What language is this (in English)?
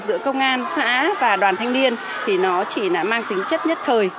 Vietnamese